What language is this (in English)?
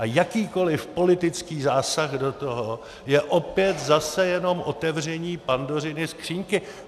Czech